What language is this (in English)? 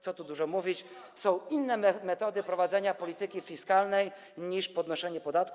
Polish